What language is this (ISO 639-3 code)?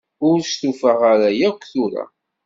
kab